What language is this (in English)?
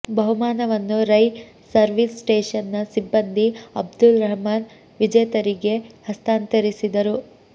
Kannada